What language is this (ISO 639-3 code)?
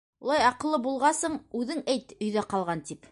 bak